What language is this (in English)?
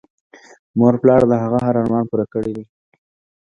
Pashto